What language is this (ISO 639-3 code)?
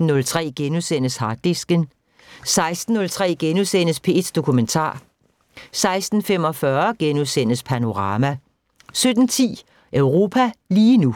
dan